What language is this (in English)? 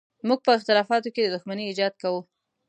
Pashto